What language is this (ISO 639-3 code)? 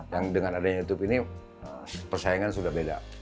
ind